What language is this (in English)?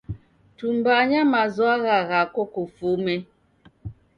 Taita